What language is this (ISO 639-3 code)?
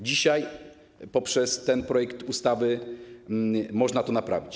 pol